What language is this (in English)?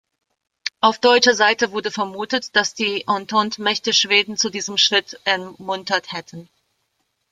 German